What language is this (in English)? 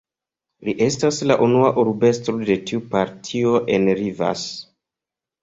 Esperanto